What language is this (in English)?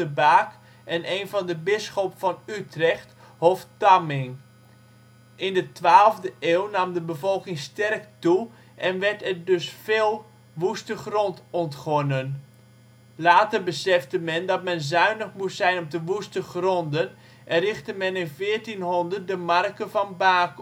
Dutch